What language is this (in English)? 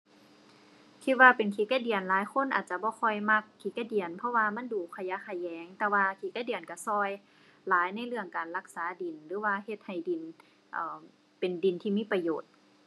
Thai